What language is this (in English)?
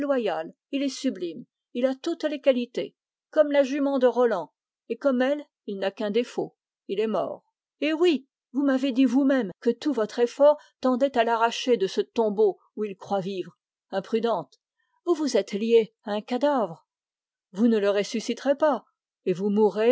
French